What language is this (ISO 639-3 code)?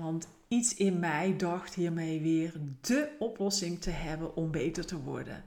nld